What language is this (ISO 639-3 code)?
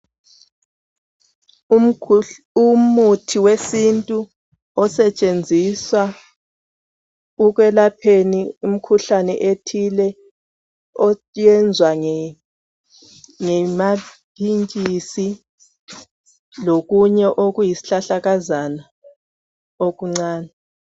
nde